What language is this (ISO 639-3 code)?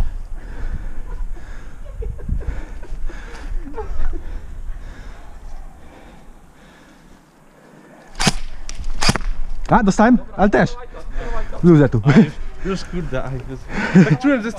pol